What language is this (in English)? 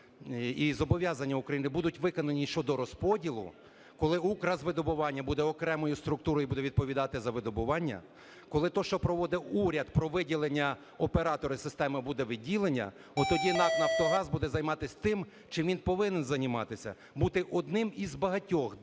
Ukrainian